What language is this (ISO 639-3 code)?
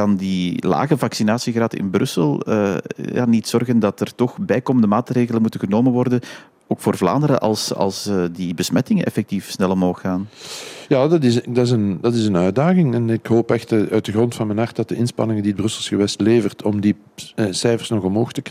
nld